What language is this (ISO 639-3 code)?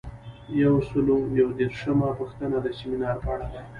pus